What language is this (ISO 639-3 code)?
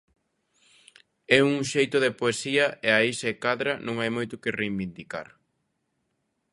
glg